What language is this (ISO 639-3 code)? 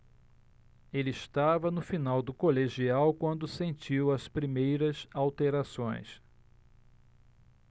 por